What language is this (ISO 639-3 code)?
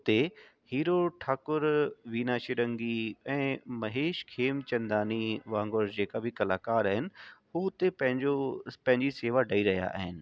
snd